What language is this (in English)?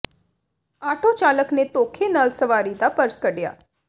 Punjabi